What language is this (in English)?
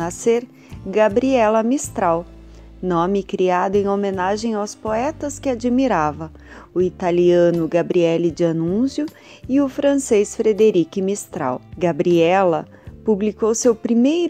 Portuguese